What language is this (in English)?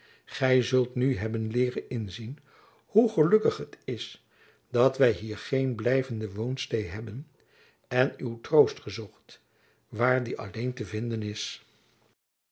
Dutch